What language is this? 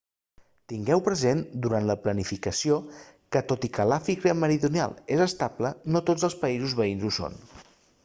Catalan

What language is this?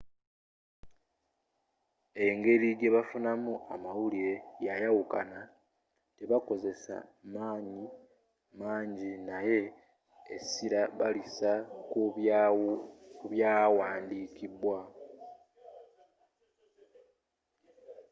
Ganda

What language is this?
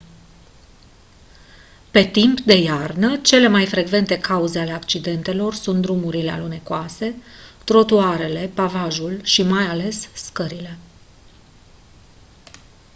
Romanian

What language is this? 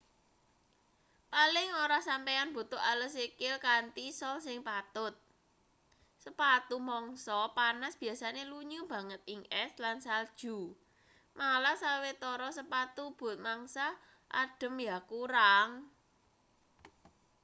Javanese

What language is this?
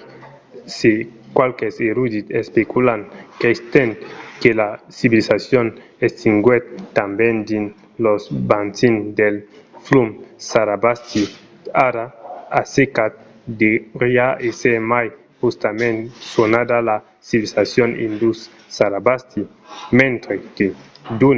Occitan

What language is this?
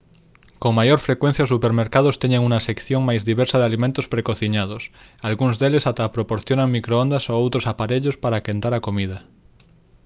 Galician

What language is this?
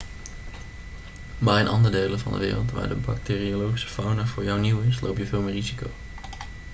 Dutch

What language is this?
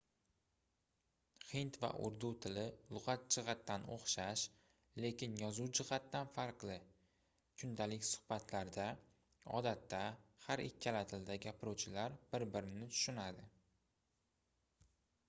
Uzbek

